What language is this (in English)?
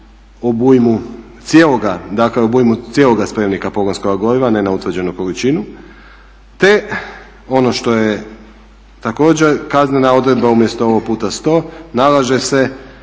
Croatian